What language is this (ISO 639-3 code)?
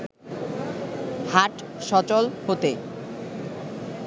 ben